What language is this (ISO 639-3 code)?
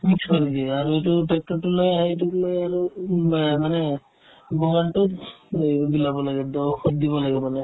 asm